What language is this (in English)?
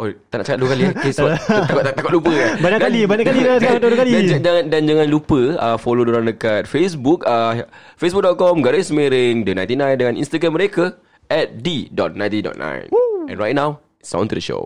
Malay